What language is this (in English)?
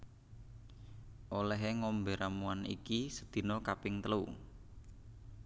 Javanese